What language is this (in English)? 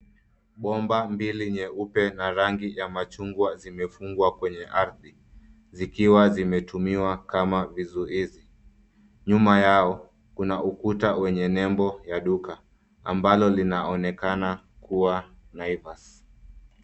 Swahili